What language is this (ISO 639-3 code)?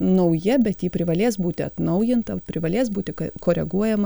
lit